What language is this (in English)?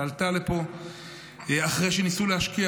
Hebrew